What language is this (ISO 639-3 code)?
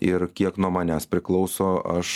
lit